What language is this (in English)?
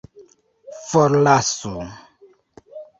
Esperanto